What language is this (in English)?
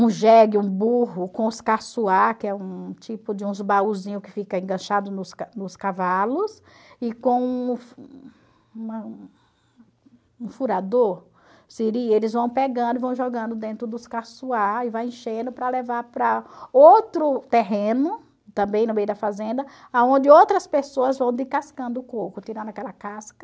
Portuguese